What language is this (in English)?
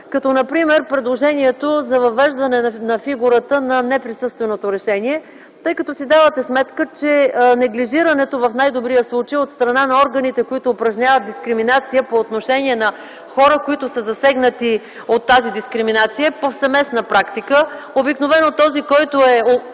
Bulgarian